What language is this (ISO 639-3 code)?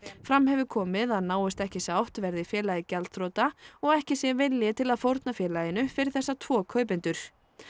isl